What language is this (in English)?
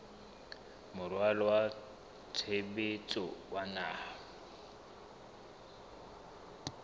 Southern Sotho